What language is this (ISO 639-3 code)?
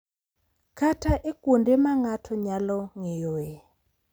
luo